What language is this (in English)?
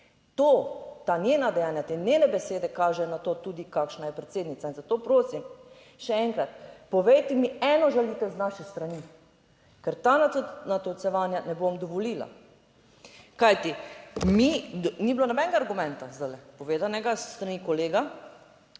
Slovenian